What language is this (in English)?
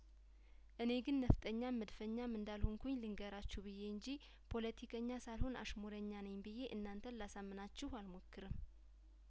Amharic